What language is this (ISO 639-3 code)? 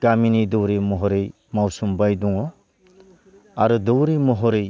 brx